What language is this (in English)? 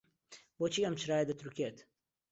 Central Kurdish